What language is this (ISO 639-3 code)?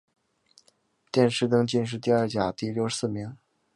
zho